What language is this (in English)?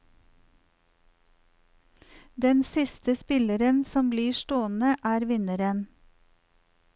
Norwegian